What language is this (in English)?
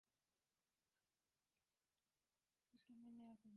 Urdu